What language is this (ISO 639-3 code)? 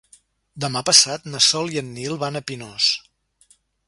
cat